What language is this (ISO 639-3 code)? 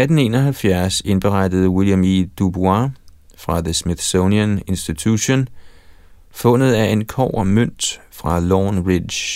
dan